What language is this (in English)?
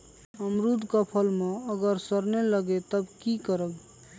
Magahi